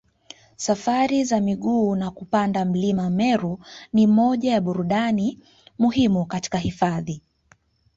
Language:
Swahili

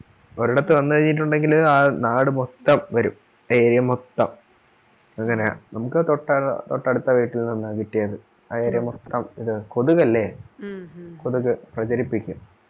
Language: Malayalam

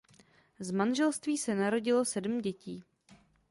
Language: Czech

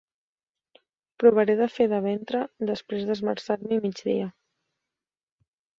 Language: Catalan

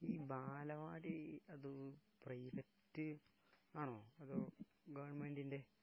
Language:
Malayalam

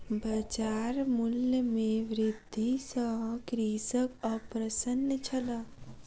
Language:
Maithili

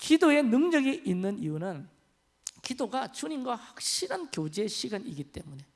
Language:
Korean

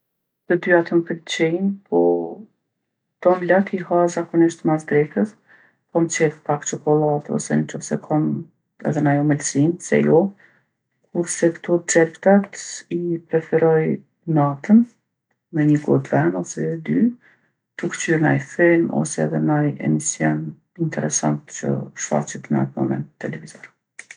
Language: Gheg Albanian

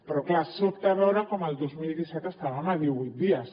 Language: Catalan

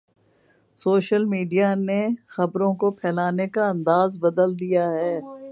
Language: Urdu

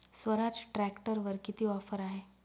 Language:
Marathi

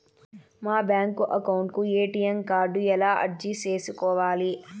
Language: Telugu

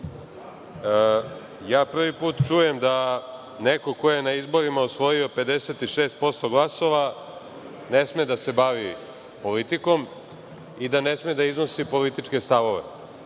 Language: Serbian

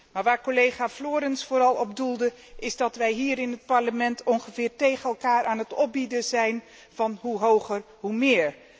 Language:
Dutch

